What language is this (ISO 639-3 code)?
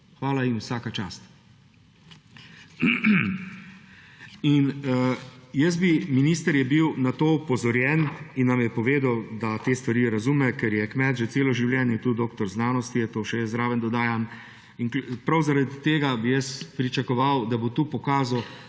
slv